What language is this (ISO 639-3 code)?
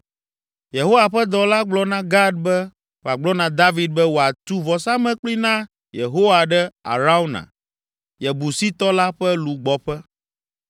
ewe